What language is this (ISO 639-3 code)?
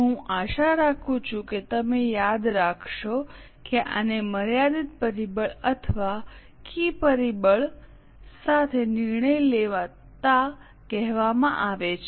guj